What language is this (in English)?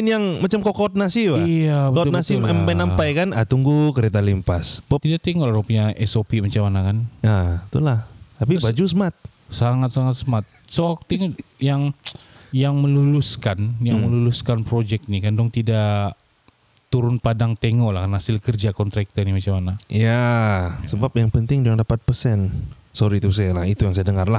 Malay